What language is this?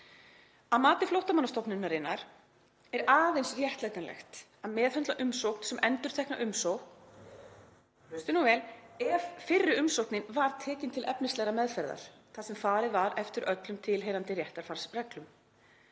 Icelandic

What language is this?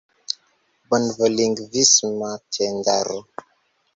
Esperanto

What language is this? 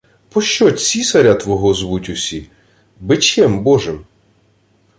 Ukrainian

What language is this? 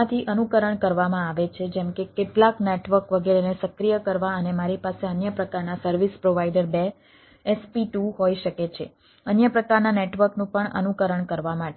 Gujarati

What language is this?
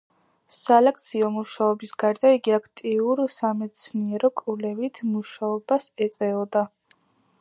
Georgian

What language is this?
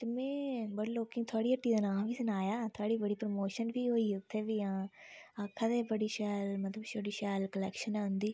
Dogri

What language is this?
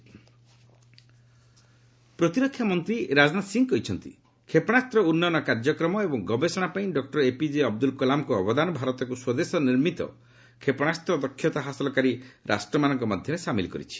Odia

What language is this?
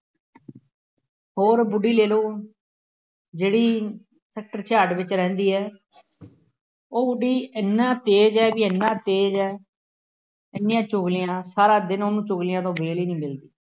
Punjabi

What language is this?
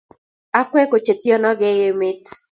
Kalenjin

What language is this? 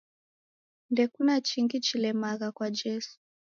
Taita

